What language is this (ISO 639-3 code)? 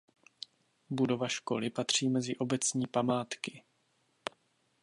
ces